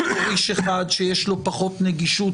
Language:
Hebrew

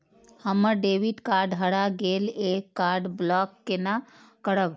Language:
Maithili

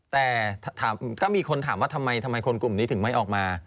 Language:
Thai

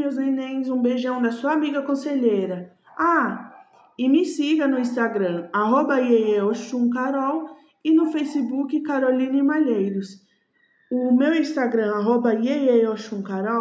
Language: Portuguese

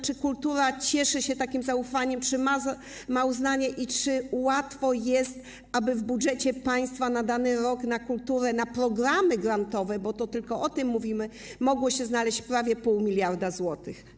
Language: Polish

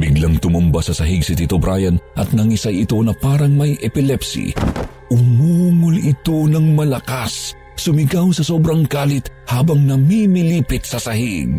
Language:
Filipino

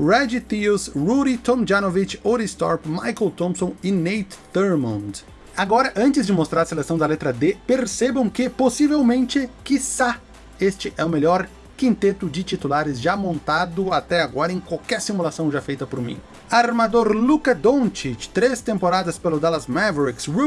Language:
Portuguese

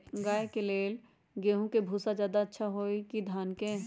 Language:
Magahi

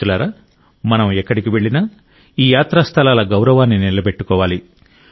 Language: Telugu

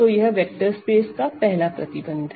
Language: Hindi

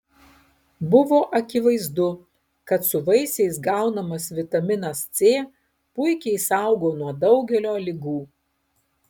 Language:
Lithuanian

